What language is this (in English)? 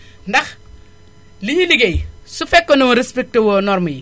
Wolof